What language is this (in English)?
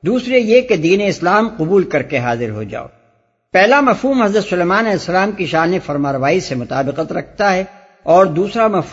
Urdu